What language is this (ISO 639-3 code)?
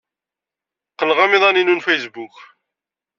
kab